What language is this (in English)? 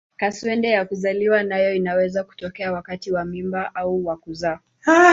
Swahili